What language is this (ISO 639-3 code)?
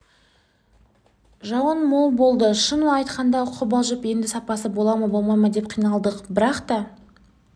kaz